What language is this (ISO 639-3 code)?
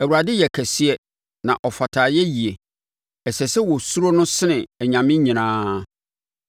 aka